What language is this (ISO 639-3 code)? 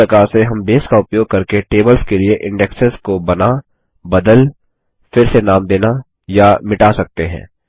hin